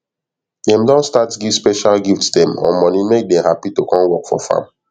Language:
Nigerian Pidgin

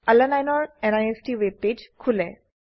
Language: Assamese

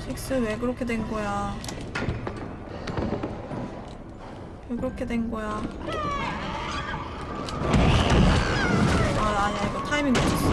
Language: Korean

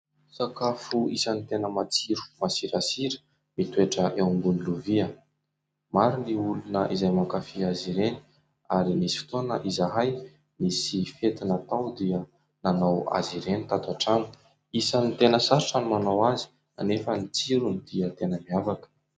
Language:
Malagasy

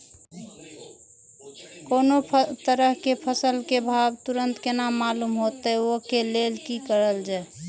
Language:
Maithili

